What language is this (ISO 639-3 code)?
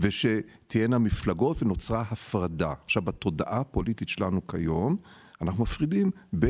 heb